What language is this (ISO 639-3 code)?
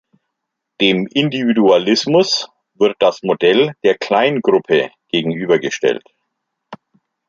deu